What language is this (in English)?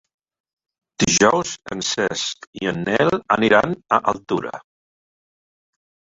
Catalan